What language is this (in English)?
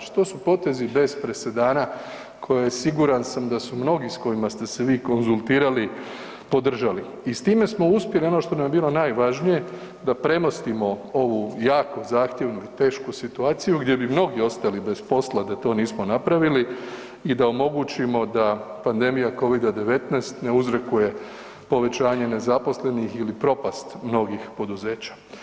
Croatian